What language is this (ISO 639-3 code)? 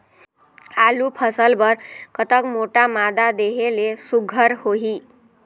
hne